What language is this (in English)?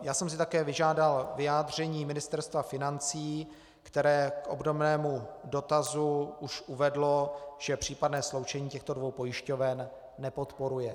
Czech